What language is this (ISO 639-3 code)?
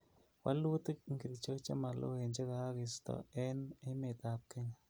kln